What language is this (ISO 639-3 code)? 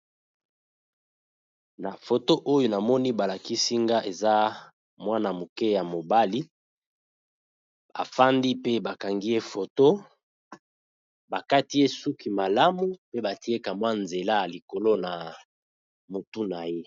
lin